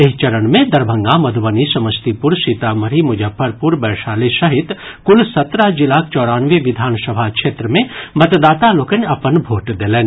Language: Maithili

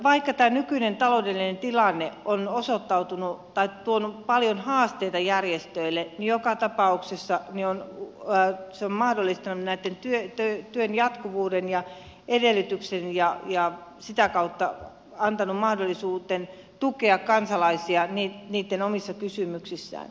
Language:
Finnish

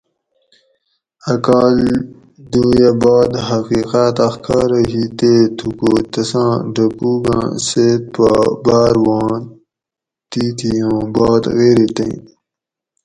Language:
Gawri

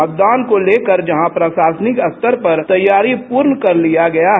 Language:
Hindi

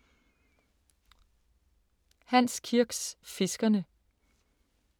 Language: Danish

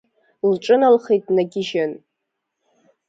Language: Abkhazian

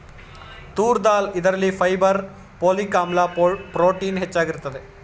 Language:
Kannada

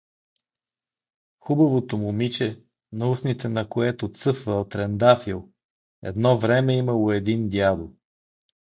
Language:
Bulgarian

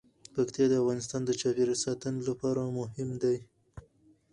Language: Pashto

